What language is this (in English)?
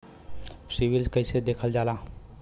Bhojpuri